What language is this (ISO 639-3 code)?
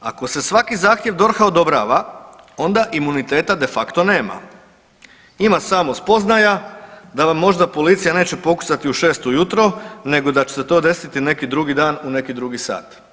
hrv